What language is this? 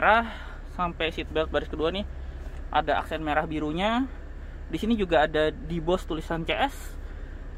Indonesian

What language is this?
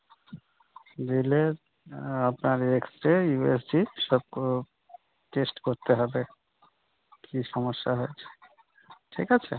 Bangla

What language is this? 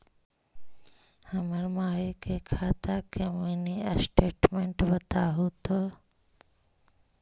Magahi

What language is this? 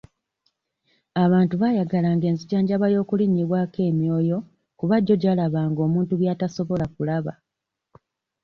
Ganda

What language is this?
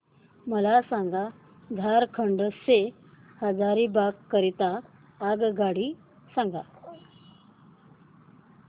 Marathi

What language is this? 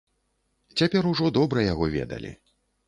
Belarusian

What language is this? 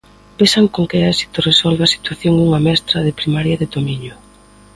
Galician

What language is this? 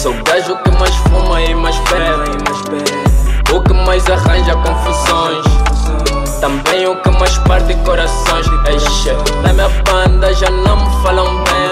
Portuguese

